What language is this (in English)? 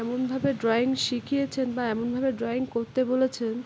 Bangla